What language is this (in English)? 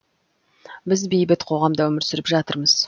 Kazakh